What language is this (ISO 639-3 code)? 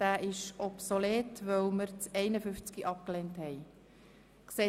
gsw